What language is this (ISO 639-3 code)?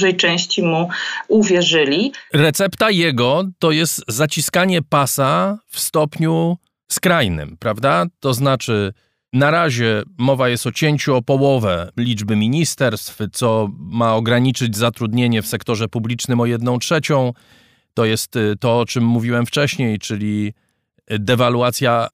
pol